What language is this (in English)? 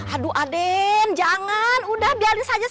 Indonesian